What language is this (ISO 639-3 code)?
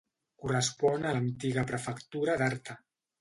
cat